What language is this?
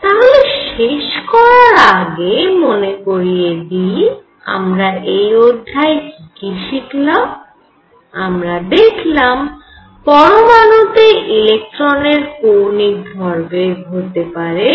Bangla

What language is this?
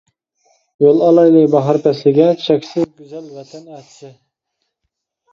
Uyghur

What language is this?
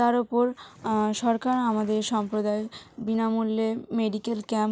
Bangla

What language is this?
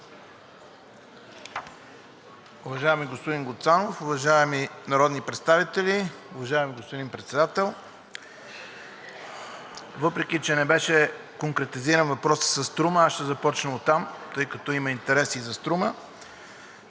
Bulgarian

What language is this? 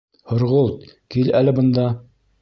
Bashkir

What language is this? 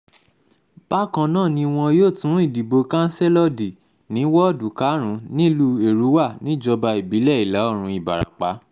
Yoruba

